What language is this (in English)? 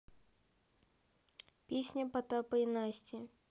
Russian